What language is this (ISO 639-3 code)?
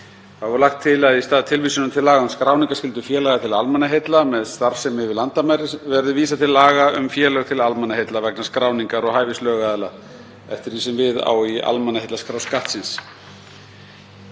isl